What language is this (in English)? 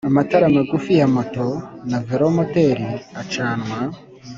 Kinyarwanda